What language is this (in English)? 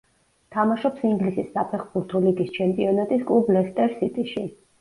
Georgian